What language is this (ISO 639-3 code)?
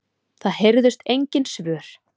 isl